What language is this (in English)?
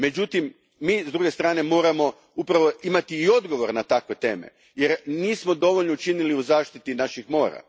Croatian